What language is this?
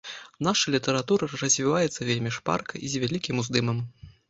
Belarusian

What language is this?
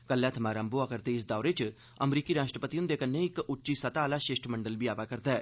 Dogri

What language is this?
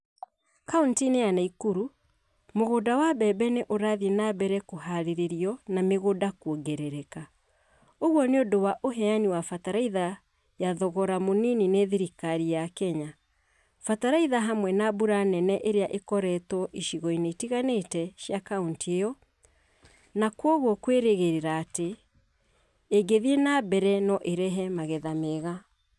Kikuyu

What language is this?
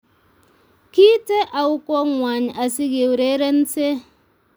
Kalenjin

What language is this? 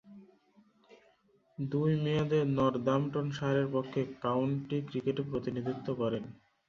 Bangla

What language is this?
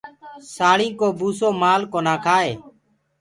Gurgula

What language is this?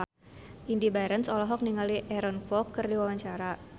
Sundanese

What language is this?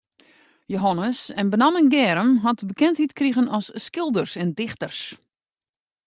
Western Frisian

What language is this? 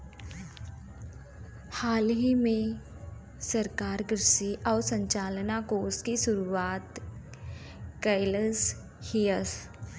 Bhojpuri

